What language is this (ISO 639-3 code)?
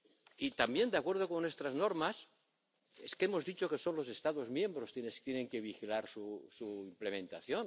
spa